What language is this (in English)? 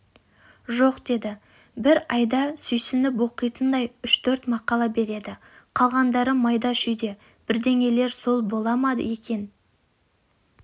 Kazakh